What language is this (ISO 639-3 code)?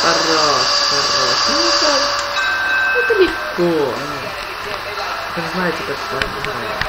rus